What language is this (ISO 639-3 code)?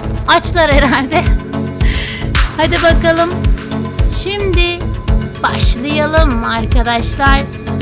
tur